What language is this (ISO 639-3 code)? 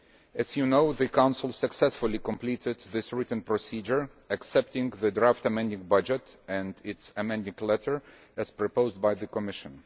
eng